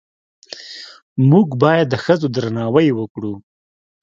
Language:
Pashto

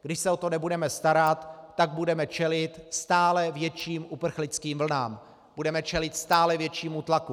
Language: Czech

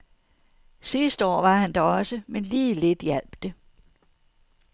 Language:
Danish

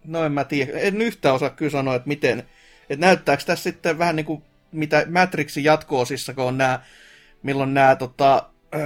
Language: Finnish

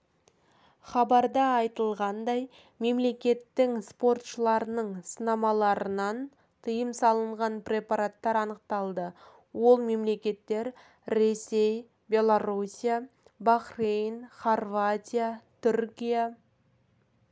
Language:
Kazakh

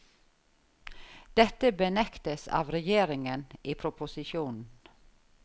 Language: Norwegian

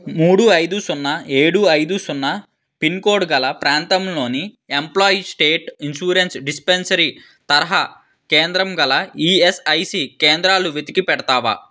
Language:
Telugu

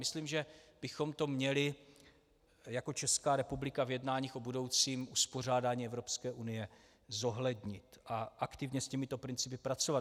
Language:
Czech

